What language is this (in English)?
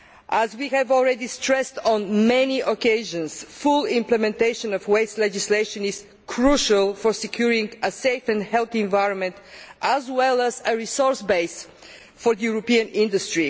English